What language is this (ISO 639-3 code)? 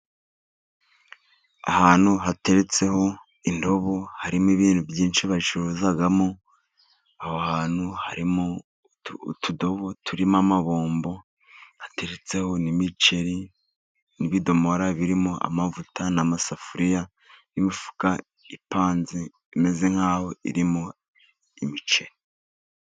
kin